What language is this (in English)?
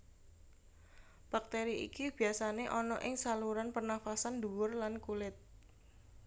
Javanese